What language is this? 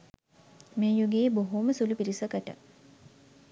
Sinhala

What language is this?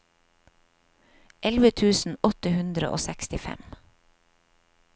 Norwegian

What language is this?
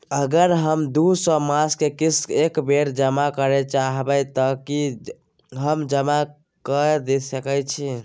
Maithili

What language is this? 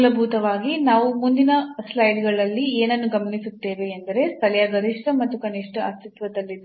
Kannada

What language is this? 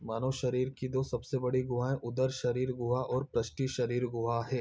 Hindi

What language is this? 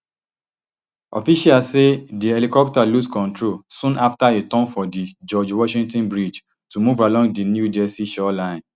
Nigerian Pidgin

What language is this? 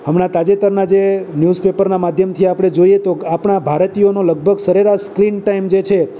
Gujarati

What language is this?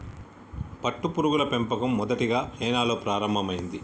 Telugu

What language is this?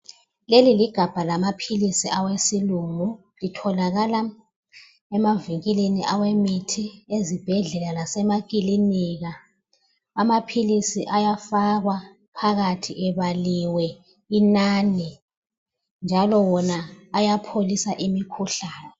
North Ndebele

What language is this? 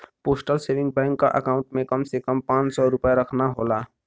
Bhojpuri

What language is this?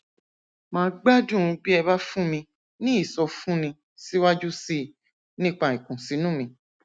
Yoruba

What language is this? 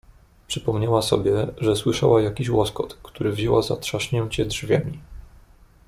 Polish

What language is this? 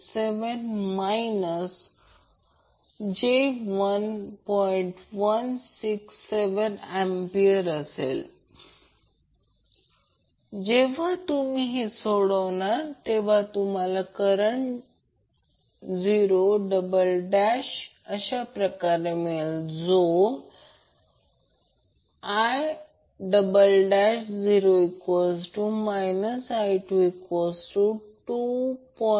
Marathi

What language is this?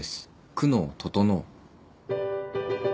Japanese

